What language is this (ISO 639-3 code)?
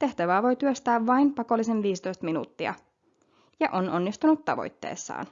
fin